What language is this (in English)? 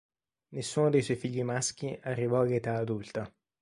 Italian